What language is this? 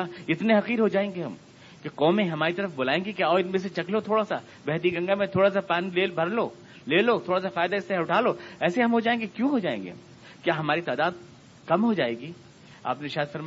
Urdu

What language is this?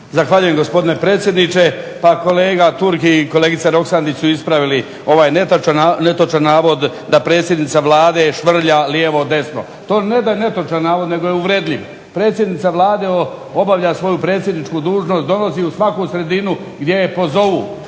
Croatian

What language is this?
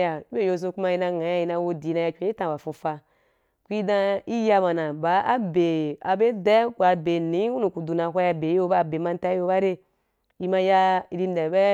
Wapan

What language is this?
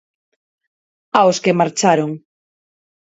Galician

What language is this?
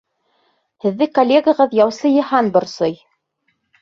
Bashkir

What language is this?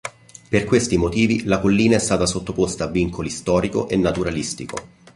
Italian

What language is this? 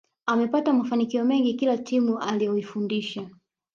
Swahili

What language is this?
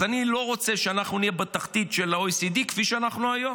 Hebrew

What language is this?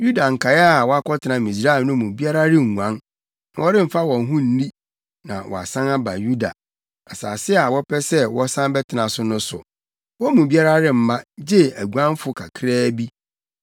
Akan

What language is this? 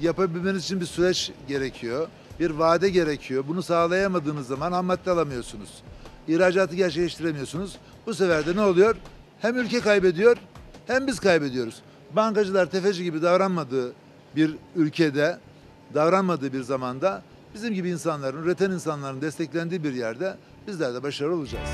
Turkish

